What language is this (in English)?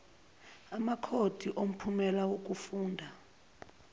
Zulu